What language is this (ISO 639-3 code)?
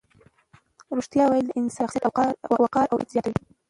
pus